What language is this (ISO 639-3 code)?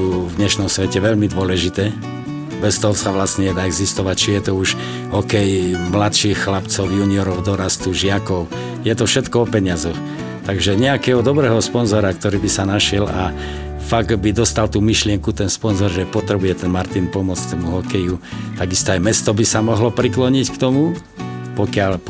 slk